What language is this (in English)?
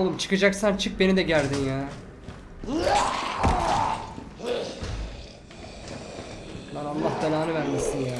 Turkish